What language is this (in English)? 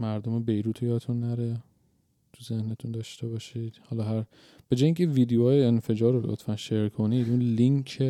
Persian